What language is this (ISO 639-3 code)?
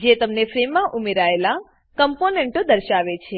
guj